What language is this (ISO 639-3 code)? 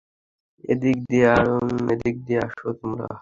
ben